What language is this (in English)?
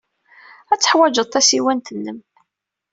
Kabyle